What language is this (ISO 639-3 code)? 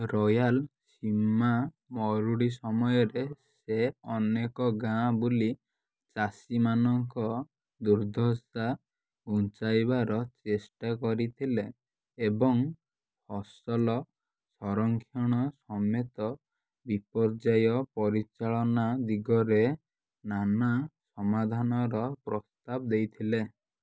ori